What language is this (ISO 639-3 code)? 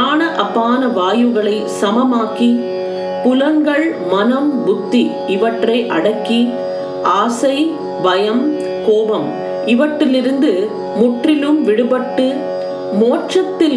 tam